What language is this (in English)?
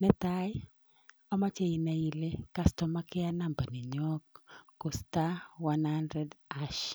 Kalenjin